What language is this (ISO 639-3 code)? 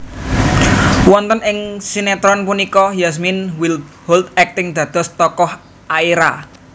jav